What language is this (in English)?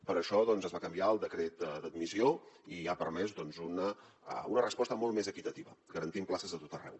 Catalan